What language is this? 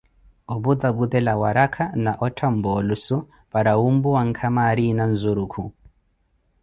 Koti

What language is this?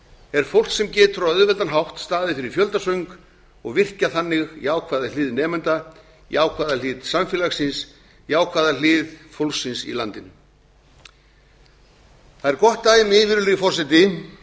Icelandic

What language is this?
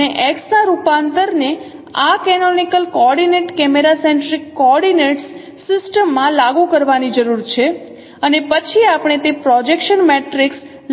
Gujarati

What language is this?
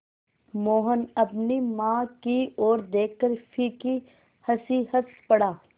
Hindi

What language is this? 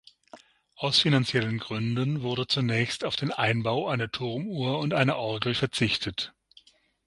German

